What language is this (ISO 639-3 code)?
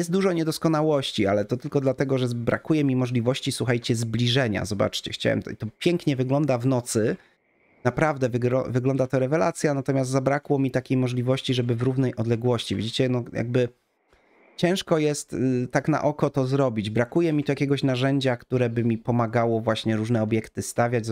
pol